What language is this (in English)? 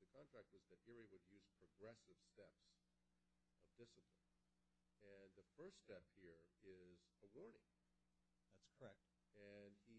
English